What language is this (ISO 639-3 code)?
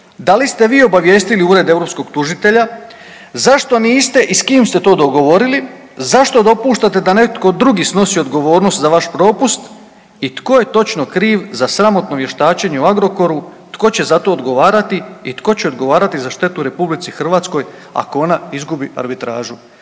hrv